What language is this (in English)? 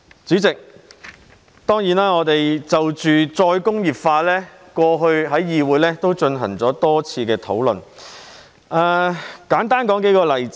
Cantonese